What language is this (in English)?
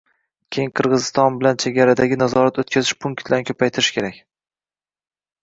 Uzbek